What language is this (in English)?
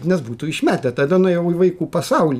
Lithuanian